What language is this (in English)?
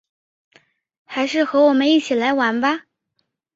Chinese